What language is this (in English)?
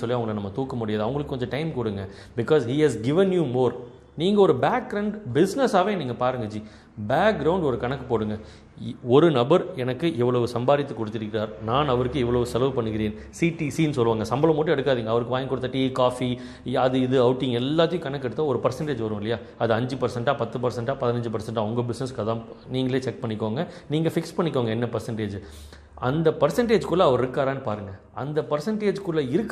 Tamil